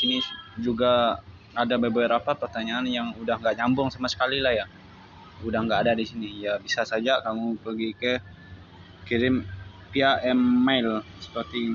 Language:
Indonesian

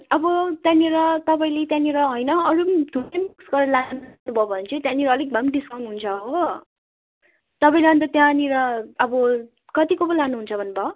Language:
Nepali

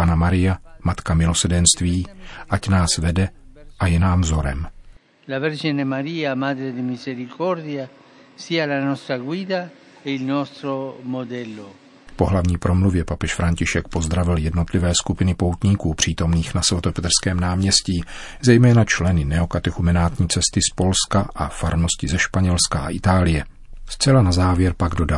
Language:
Czech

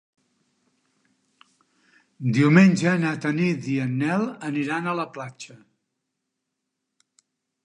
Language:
Catalan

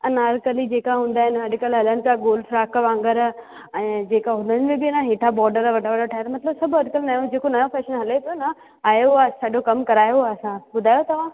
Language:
Sindhi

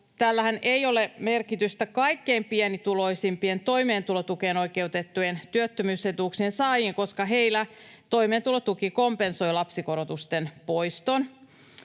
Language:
Finnish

